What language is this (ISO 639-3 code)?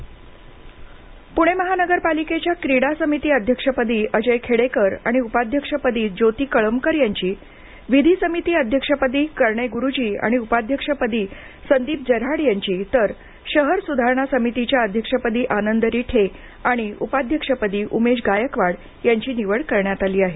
mar